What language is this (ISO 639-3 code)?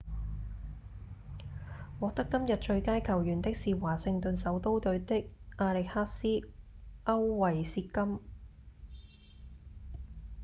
yue